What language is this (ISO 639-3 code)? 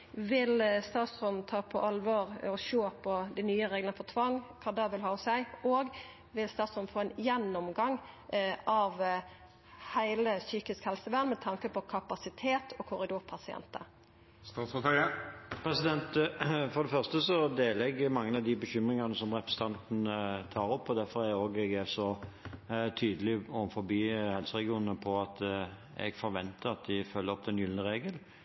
nor